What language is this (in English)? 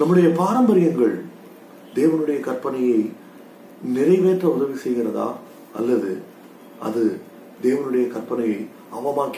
Tamil